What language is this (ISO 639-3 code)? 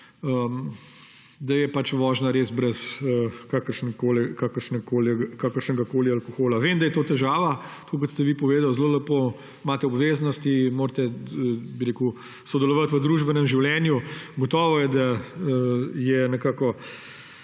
slv